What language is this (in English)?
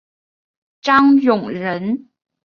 Chinese